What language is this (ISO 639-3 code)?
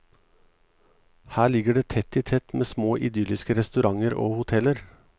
nor